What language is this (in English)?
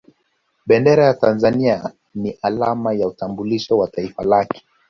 Swahili